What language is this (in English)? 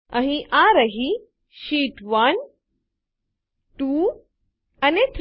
Gujarati